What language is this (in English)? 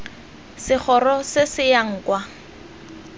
Tswana